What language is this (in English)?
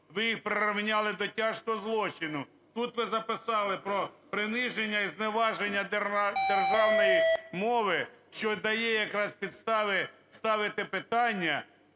Ukrainian